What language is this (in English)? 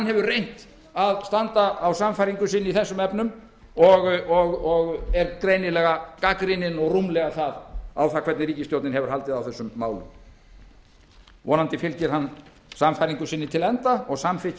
Icelandic